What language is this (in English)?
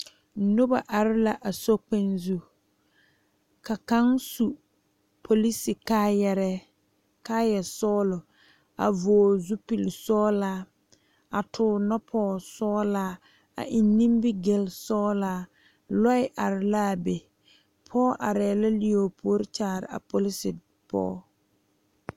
Southern Dagaare